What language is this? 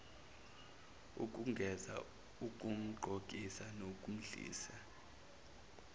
Zulu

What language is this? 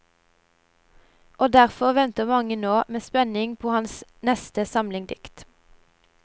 Norwegian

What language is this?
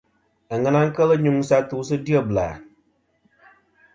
Kom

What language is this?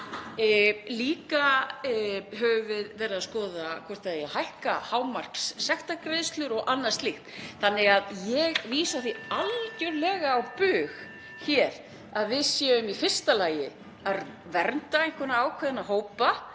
Icelandic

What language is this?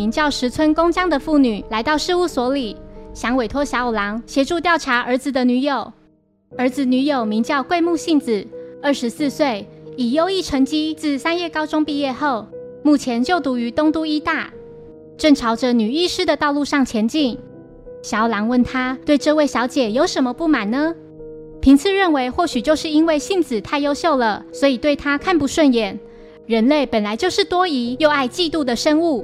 Chinese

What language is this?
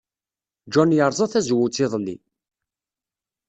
Kabyle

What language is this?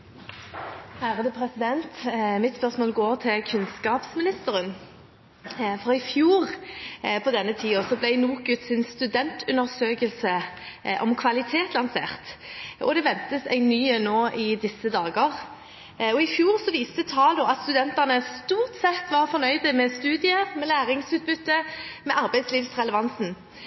Norwegian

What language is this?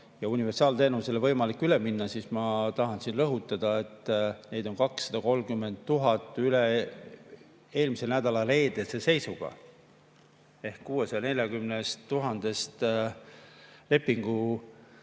Estonian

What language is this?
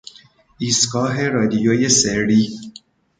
Persian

